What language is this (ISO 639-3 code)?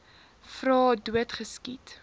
afr